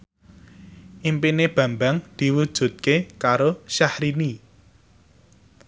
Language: Javanese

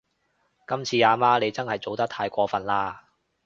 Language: Cantonese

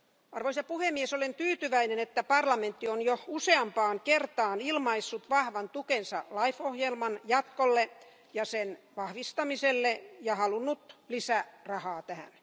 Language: Finnish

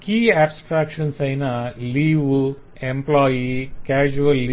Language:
Telugu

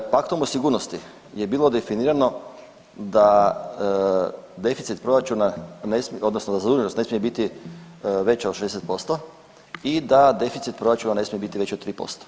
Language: Croatian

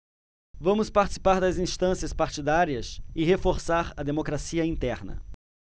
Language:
Portuguese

